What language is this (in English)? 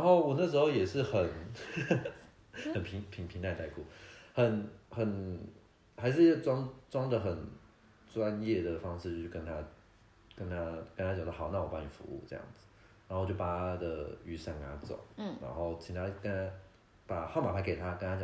Chinese